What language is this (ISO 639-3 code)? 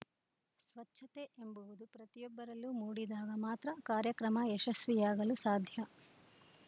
kan